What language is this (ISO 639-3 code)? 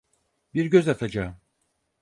tur